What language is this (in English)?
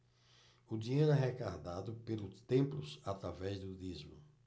Portuguese